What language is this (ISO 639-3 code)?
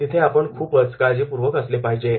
mar